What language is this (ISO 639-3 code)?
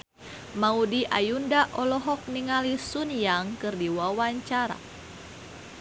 sun